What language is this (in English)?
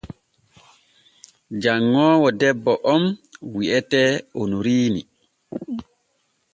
Borgu Fulfulde